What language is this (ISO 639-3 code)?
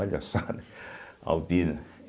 por